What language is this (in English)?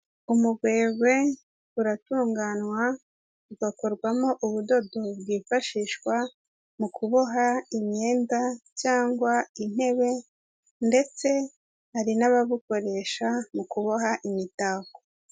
Kinyarwanda